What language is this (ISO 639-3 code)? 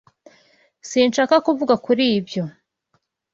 kin